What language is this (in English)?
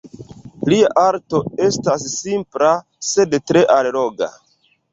Esperanto